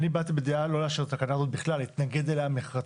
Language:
Hebrew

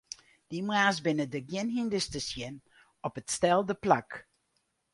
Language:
Western Frisian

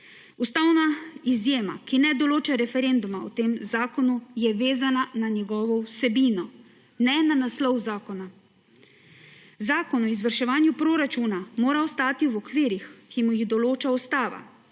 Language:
Slovenian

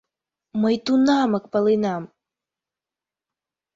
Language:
Mari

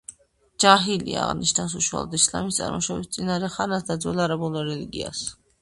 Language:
Georgian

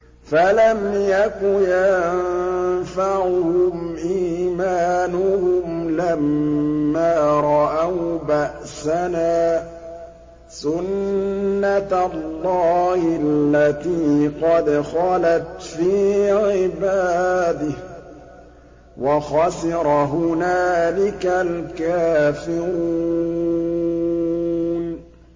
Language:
Arabic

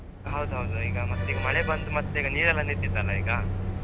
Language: Kannada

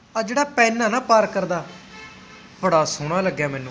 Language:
Punjabi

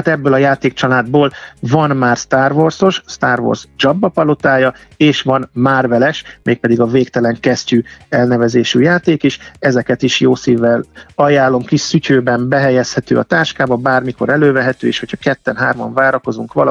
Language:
Hungarian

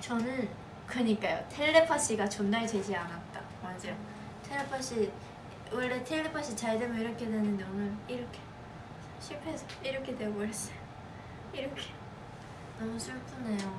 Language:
Korean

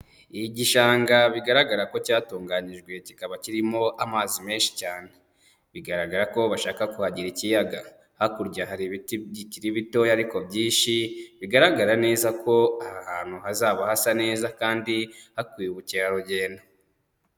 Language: Kinyarwanda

